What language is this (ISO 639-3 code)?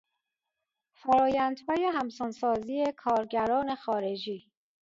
fas